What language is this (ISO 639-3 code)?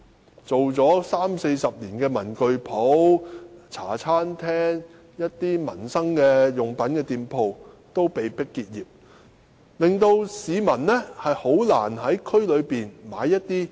yue